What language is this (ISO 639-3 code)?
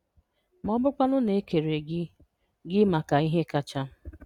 ibo